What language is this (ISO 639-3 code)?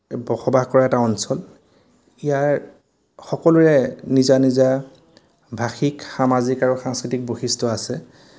asm